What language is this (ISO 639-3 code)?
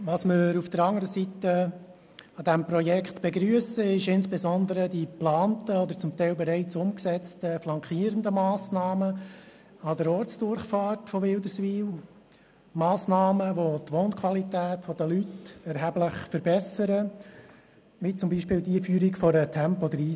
gsw